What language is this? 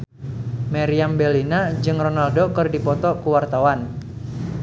Sundanese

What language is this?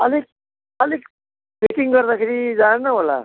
Nepali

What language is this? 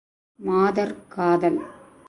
Tamil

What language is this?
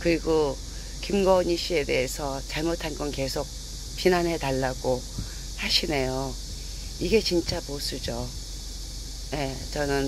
Korean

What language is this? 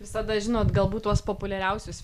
Lithuanian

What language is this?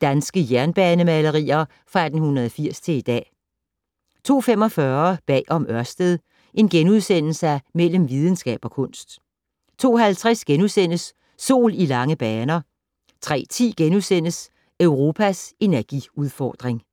Danish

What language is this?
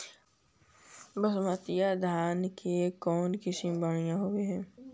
Magahi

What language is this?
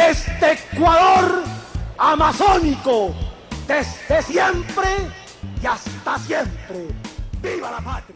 Spanish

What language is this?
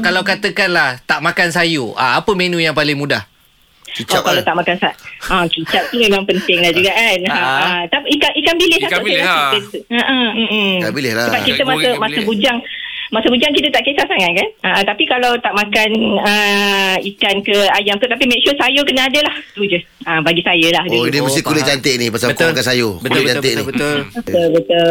Malay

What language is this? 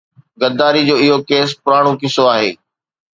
Sindhi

